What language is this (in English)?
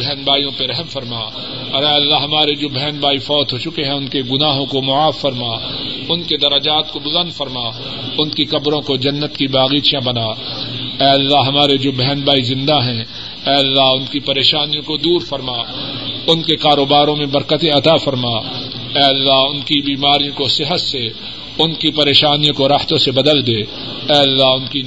Urdu